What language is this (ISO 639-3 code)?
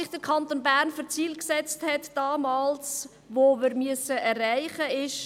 gsw